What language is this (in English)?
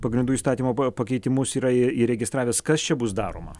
Lithuanian